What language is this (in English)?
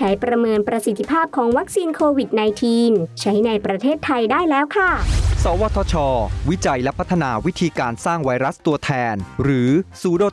Thai